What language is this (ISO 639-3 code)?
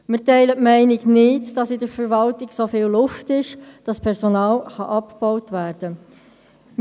gsw